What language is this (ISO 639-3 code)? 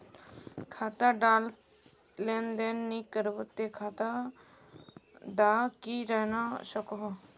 mag